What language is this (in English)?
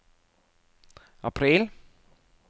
Norwegian